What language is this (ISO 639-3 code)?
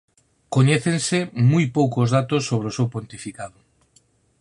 glg